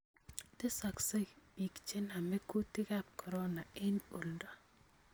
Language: Kalenjin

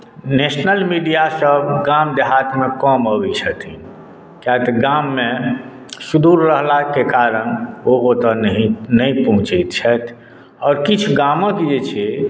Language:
Maithili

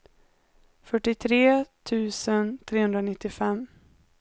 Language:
Swedish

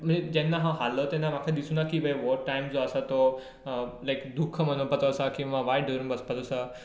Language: Konkani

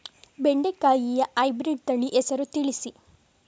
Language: Kannada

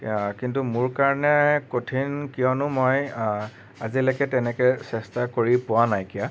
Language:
Assamese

